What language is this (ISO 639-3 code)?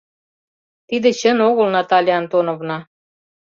chm